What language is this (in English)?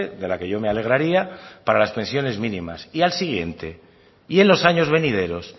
Spanish